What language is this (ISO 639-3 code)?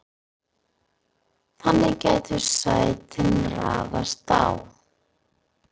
isl